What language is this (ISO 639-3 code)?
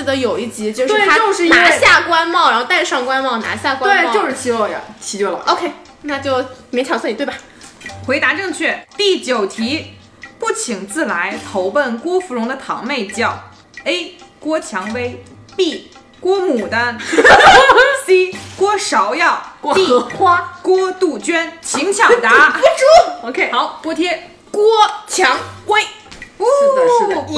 zho